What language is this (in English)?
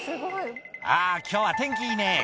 Japanese